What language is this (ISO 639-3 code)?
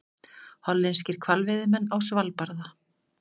isl